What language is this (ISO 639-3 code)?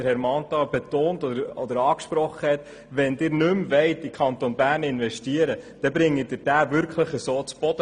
gsw